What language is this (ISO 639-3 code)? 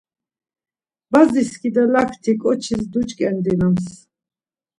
lzz